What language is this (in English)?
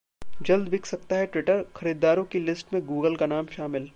Hindi